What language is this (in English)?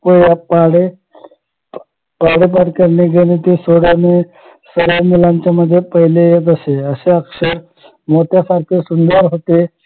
Marathi